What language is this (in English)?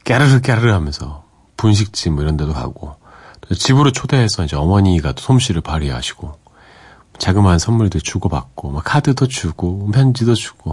Korean